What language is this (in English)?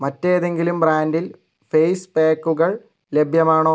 Malayalam